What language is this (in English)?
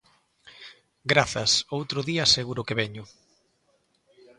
Galician